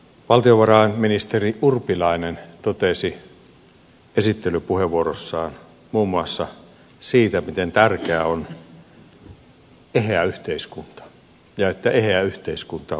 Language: Finnish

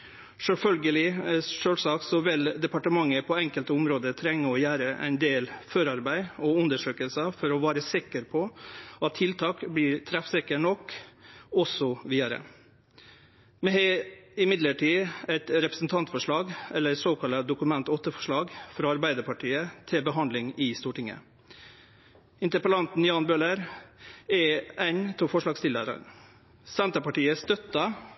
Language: Norwegian Nynorsk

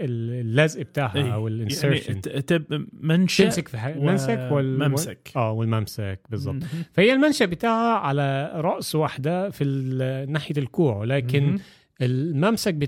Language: Arabic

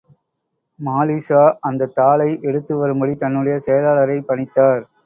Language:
Tamil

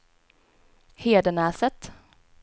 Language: Swedish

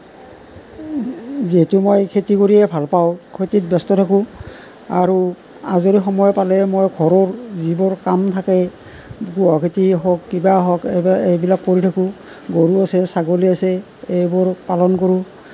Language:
Assamese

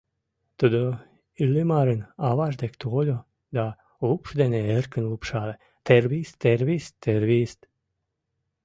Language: Mari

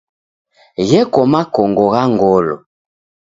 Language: Taita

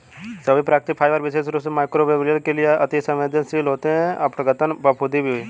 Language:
Hindi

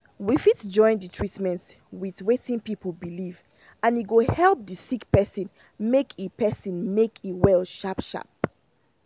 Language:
Nigerian Pidgin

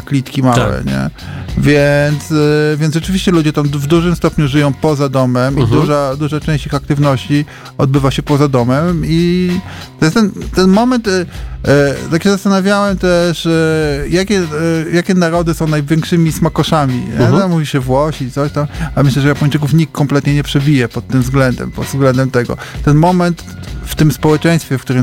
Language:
Polish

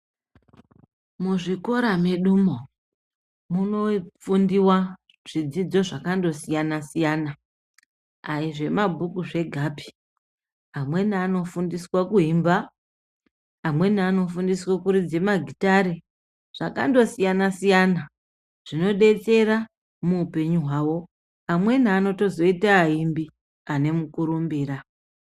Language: Ndau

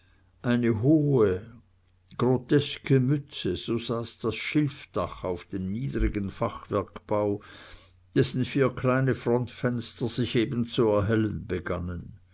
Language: German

